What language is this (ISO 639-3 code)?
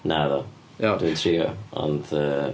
cym